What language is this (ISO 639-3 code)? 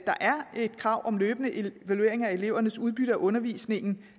dan